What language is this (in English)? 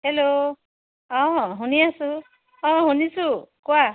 Assamese